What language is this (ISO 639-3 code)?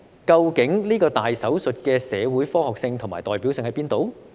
yue